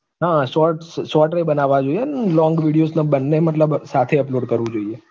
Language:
Gujarati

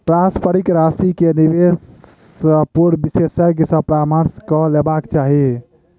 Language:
Maithili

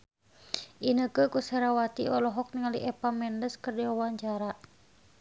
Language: Sundanese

